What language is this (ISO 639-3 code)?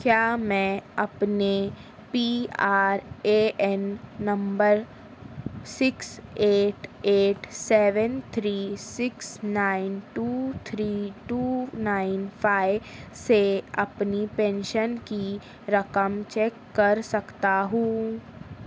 urd